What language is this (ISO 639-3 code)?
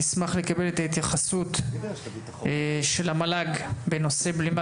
heb